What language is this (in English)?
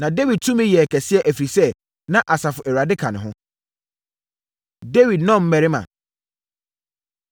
Akan